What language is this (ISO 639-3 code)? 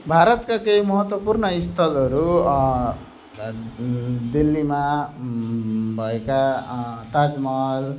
nep